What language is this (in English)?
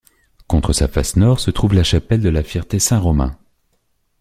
French